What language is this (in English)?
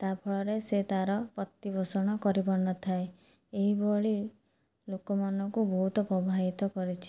Odia